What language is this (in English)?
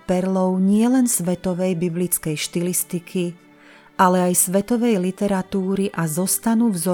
Slovak